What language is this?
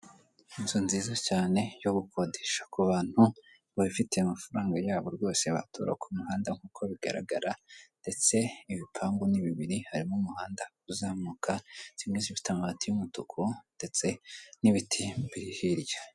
Kinyarwanda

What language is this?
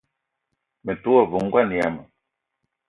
Eton (Cameroon)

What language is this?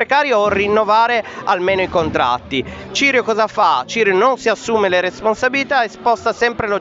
Italian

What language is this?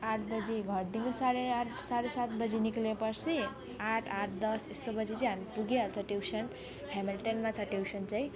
Nepali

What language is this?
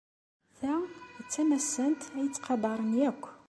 Kabyle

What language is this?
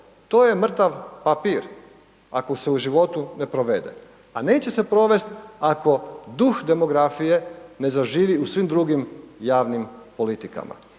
Croatian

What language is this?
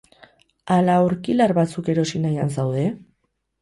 Basque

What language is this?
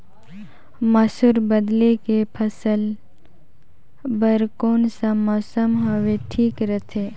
Chhattisgarhi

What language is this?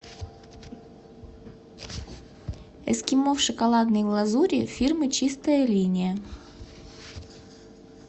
Russian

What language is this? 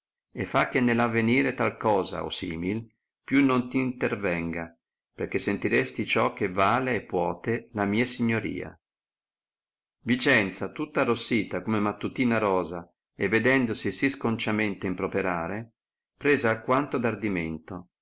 Italian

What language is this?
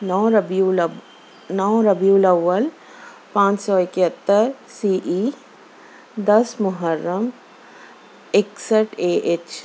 Urdu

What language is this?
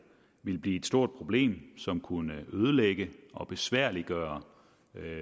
Danish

